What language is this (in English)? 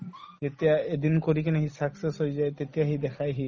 Assamese